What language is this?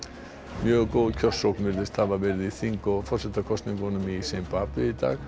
Icelandic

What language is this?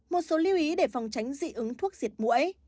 Vietnamese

